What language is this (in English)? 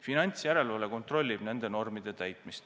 Estonian